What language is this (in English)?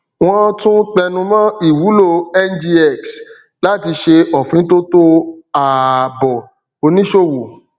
Yoruba